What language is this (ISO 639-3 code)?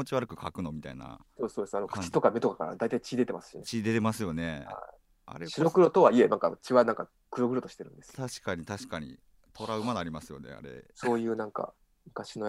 jpn